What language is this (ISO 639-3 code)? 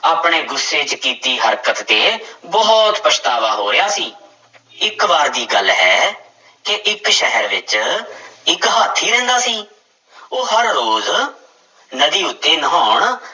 pan